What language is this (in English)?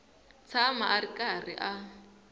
Tsonga